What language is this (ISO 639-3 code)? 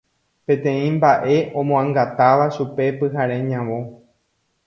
grn